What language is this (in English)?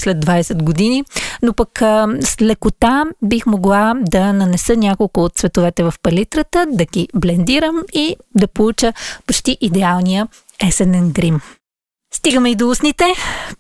Bulgarian